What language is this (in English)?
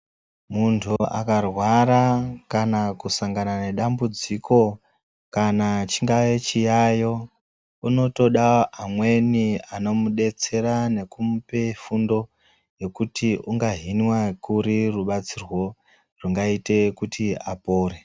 Ndau